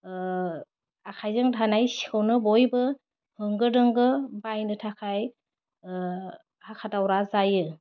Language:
Bodo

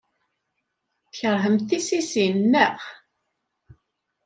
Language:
Kabyle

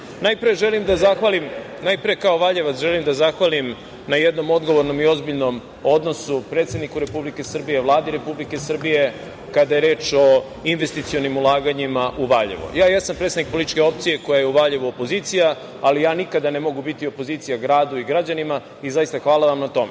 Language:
Serbian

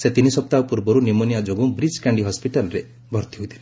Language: Odia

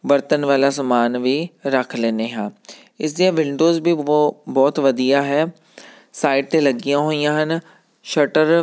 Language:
Punjabi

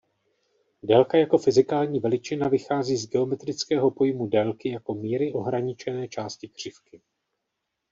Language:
Czech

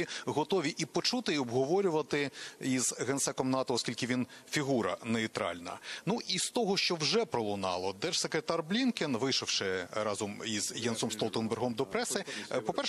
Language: Ukrainian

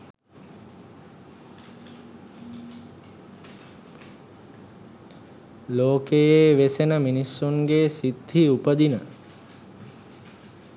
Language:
Sinhala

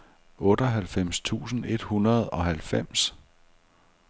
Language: Danish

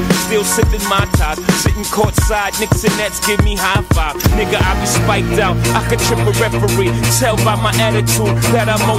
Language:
Polish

